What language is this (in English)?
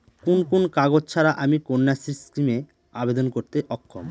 Bangla